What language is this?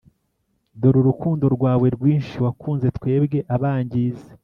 Kinyarwanda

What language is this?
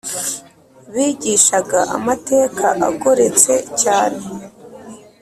Kinyarwanda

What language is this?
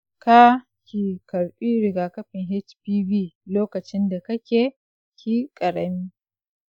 Hausa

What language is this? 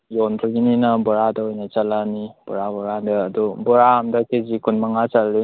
Manipuri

